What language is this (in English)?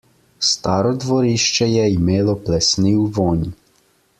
Slovenian